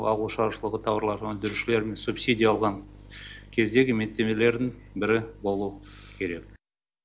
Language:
Kazakh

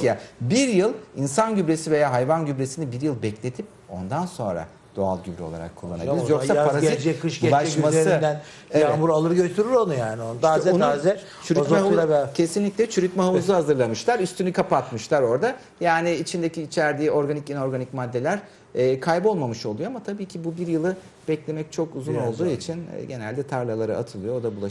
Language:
Turkish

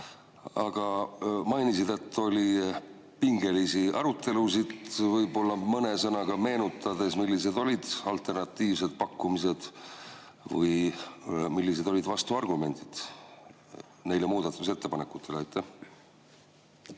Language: Estonian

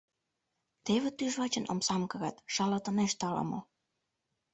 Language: Mari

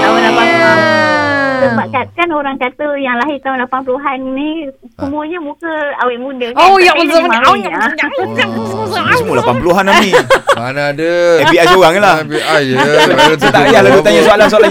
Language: Malay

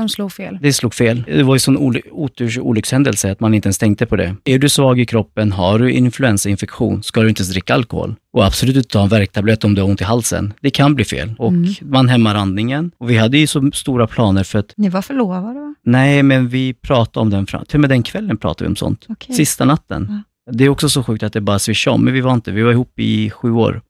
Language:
Swedish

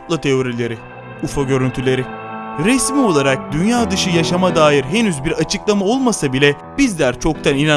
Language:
Turkish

